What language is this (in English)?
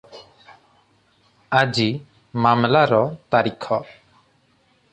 Odia